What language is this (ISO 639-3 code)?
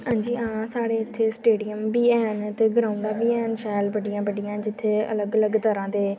doi